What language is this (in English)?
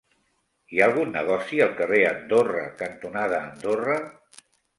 Catalan